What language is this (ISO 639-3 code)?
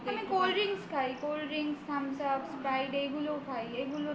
ben